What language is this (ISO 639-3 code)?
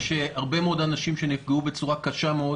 heb